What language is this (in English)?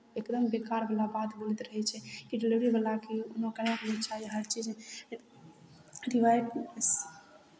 Maithili